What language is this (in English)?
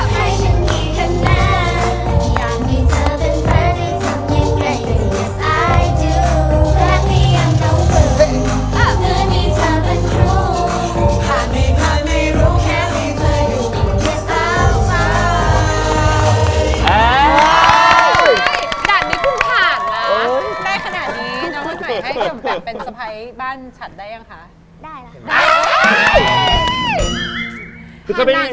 Thai